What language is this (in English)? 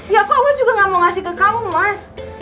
Indonesian